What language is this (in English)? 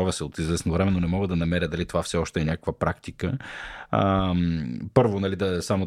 Bulgarian